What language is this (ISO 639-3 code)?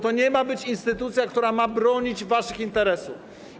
pol